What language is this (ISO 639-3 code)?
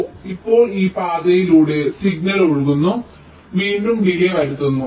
mal